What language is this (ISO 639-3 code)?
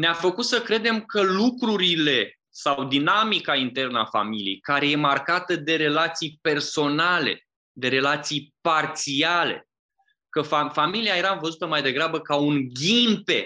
ron